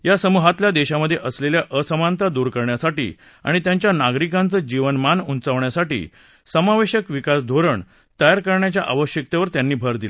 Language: Marathi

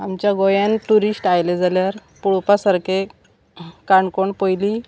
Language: Konkani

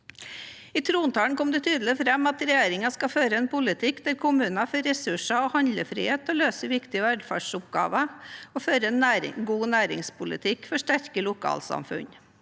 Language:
Norwegian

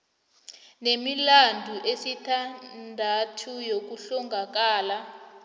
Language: South Ndebele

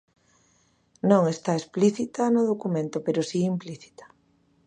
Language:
Galician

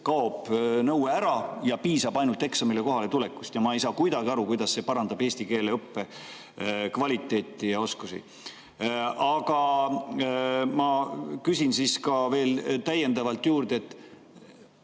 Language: Estonian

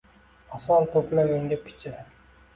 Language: Uzbek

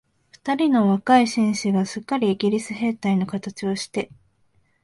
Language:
Japanese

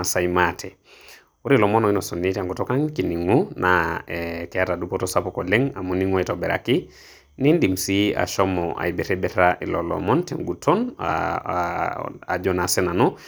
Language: Masai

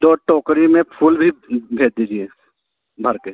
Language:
Hindi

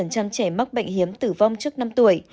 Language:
Vietnamese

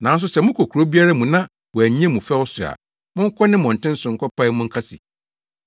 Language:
Akan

